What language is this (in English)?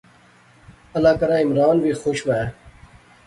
Pahari-Potwari